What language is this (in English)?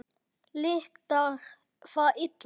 Icelandic